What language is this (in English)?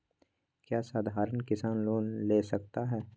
Magahi